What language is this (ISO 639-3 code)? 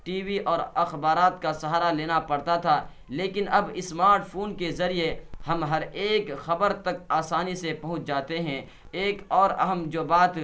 urd